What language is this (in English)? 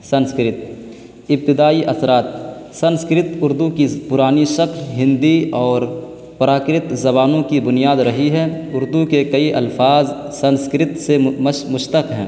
Urdu